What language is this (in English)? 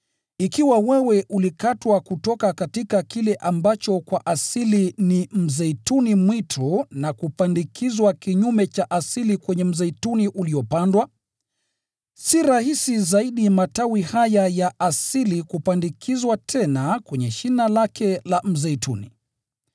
Swahili